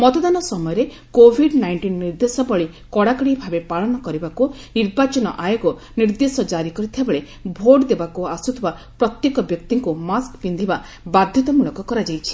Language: Odia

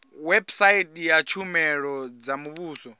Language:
Venda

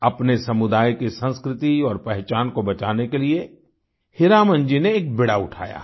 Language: Hindi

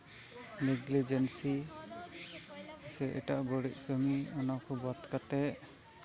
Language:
Santali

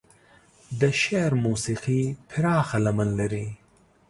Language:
Pashto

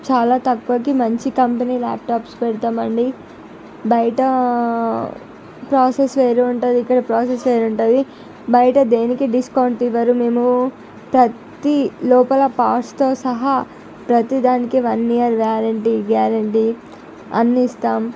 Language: Telugu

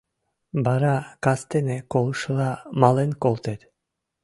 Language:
Mari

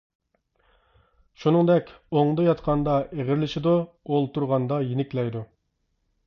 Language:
Uyghur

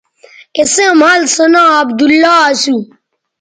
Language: Bateri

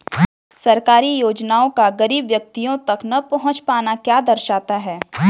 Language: Hindi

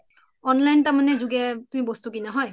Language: Assamese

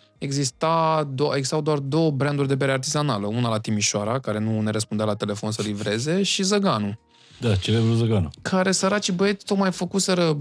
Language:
Romanian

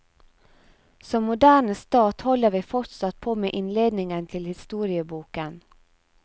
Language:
Norwegian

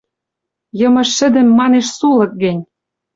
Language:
Western Mari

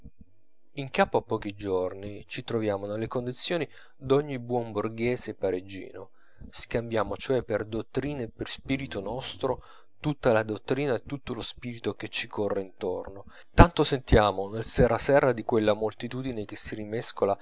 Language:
Italian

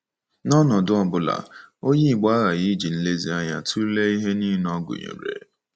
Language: Igbo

